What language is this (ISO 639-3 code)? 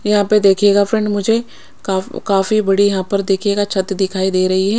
hin